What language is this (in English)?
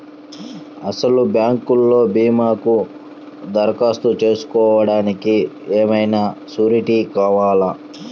Telugu